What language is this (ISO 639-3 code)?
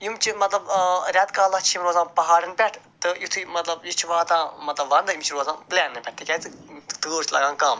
kas